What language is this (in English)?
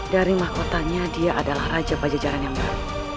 Indonesian